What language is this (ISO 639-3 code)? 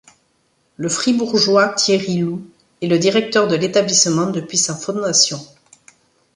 fra